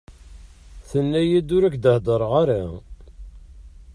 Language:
Kabyle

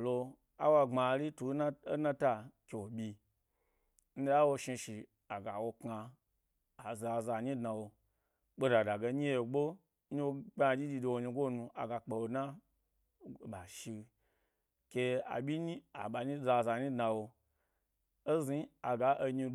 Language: Gbari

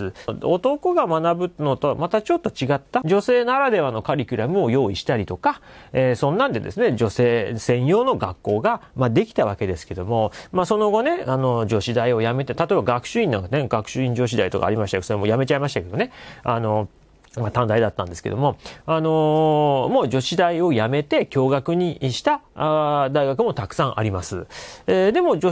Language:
Japanese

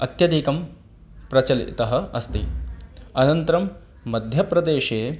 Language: Sanskrit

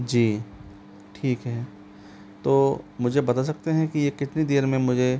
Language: Hindi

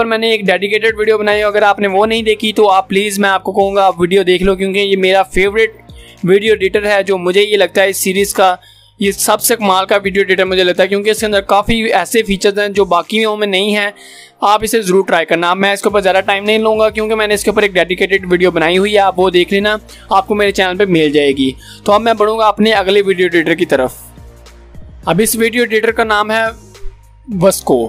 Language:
Hindi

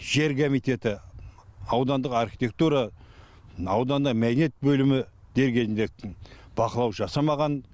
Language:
Kazakh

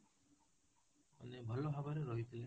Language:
Odia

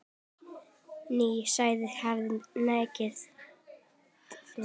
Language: Icelandic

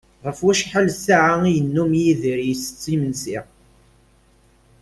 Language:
Kabyle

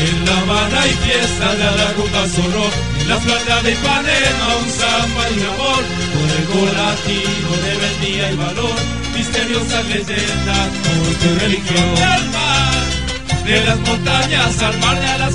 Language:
Romanian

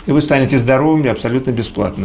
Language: Russian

